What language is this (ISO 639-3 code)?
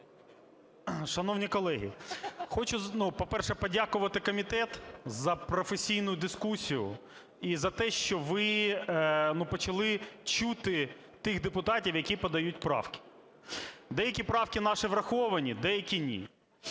ukr